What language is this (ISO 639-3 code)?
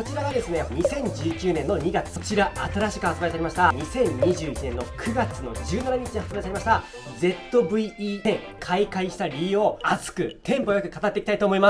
jpn